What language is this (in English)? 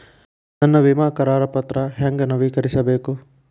Kannada